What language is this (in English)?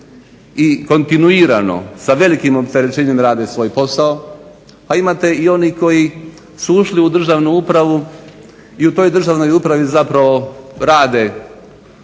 Croatian